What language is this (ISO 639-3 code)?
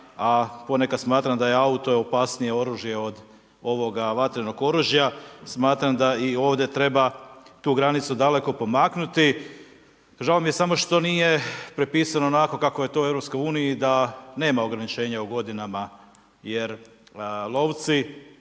hrv